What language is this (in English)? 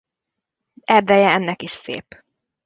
Hungarian